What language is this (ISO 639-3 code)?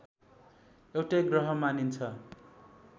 nep